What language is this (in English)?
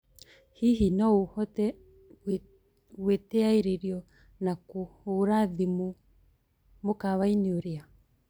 Kikuyu